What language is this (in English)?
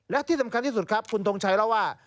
Thai